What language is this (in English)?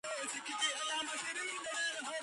Georgian